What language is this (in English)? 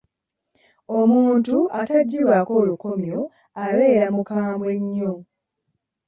Ganda